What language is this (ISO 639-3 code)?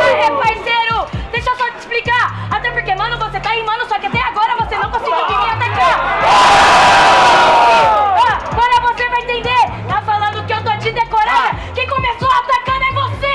por